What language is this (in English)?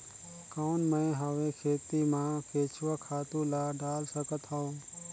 Chhattisgarhi